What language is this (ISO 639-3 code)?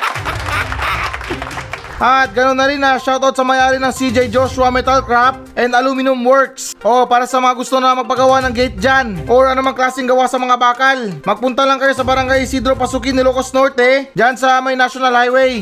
fil